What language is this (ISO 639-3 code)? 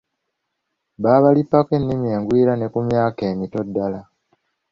lug